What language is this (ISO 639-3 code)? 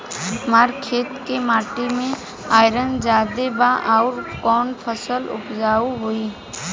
bho